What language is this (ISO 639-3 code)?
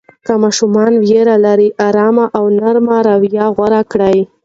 pus